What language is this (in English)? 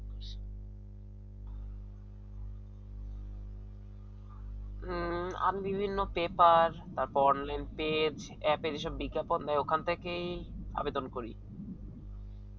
Bangla